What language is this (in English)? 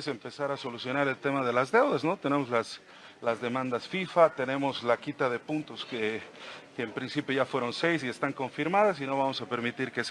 Spanish